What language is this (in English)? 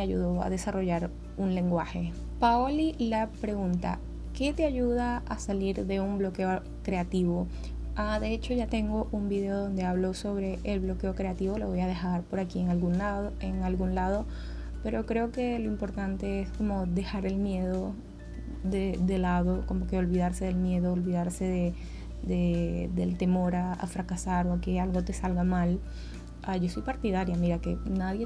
Spanish